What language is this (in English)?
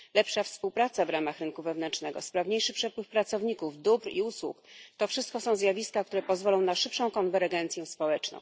Polish